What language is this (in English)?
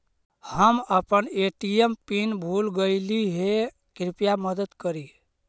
Magahi